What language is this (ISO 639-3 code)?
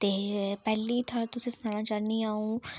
doi